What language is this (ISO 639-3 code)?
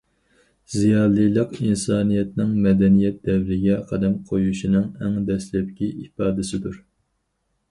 uig